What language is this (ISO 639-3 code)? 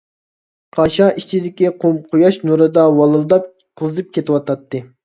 uig